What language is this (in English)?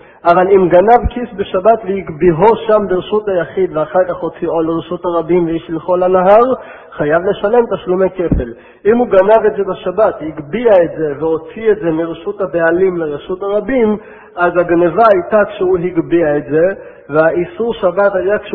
Hebrew